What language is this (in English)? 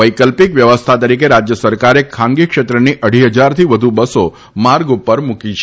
Gujarati